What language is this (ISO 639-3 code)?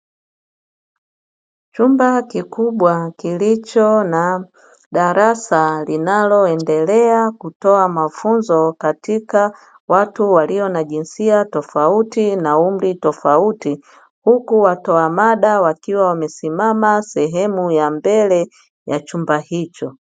swa